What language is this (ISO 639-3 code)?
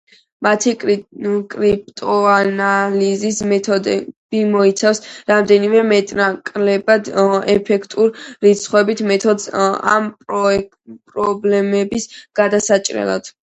kat